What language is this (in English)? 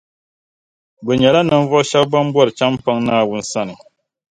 Dagbani